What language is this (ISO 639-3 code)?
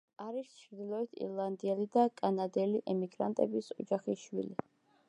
kat